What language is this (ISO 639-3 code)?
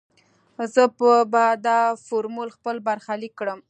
pus